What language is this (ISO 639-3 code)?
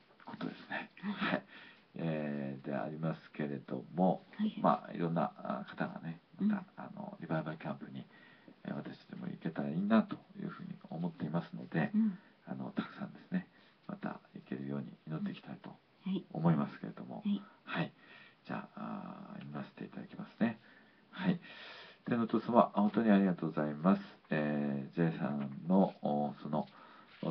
jpn